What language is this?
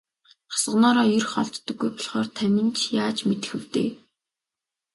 Mongolian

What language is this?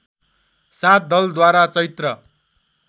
Nepali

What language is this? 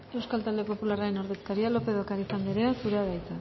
Basque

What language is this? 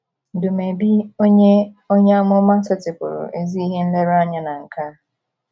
Igbo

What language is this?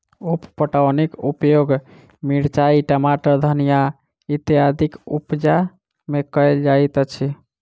Maithili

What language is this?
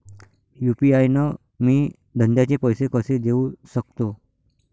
Marathi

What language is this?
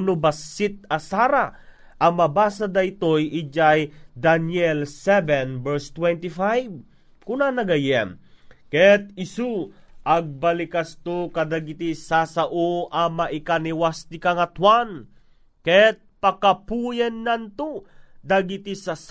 Filipino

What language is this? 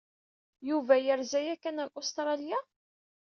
Kabyle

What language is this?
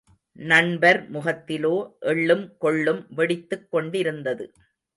Tamil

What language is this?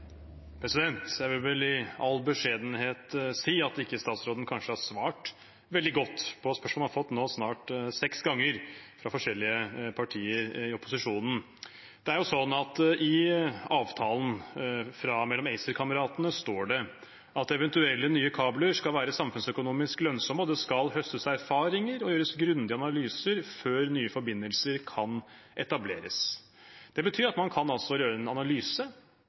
Norwegian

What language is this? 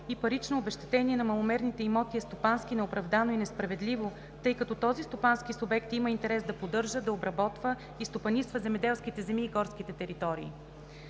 Bulgarian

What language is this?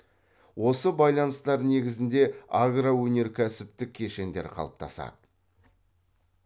Kazakh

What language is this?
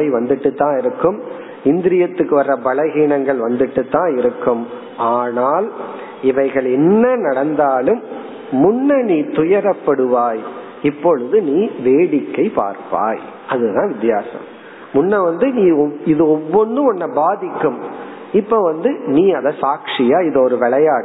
Tamil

